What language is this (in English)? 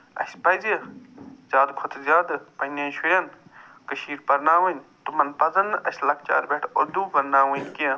Kashmiri